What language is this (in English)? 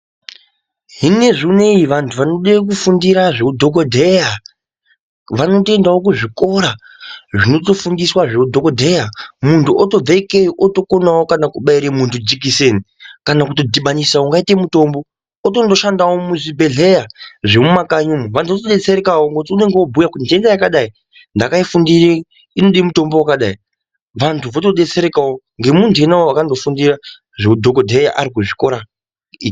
Ndau